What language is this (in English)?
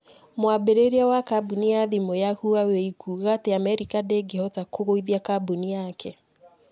Kikuyu